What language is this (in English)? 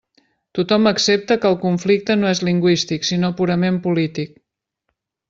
Catalan